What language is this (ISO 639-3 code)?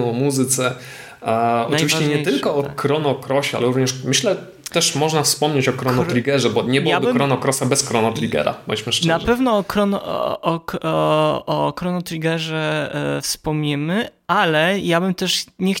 pol